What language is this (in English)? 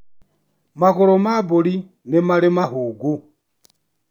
Kikuyu